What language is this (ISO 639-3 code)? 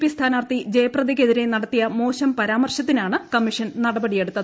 mal